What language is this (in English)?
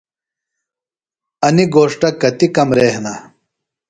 Phalura